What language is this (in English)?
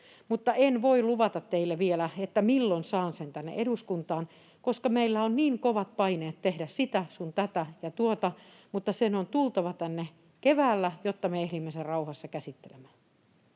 Finnish